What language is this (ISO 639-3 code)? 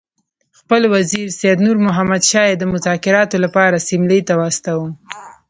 pus